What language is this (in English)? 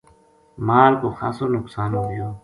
Gujari